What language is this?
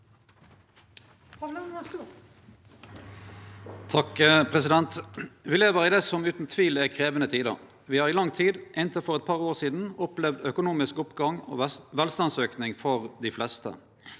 Norwegian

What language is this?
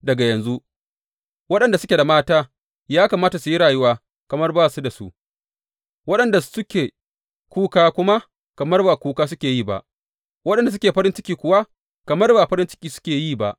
Hausa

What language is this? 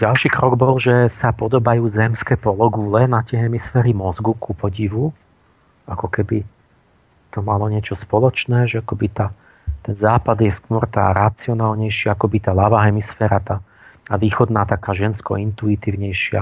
Slovak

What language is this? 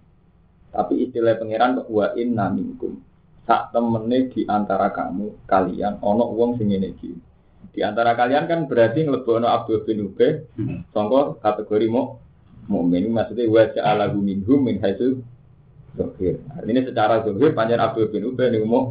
Indonesian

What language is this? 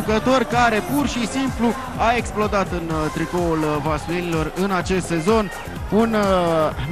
Romanian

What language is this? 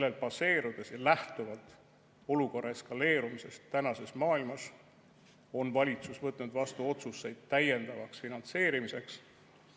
Estonian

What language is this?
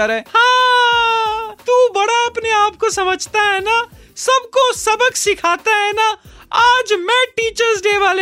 Hindi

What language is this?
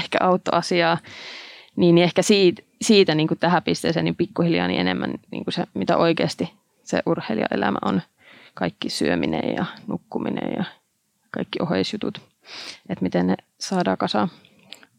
Finnish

